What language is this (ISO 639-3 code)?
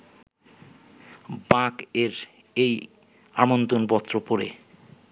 ben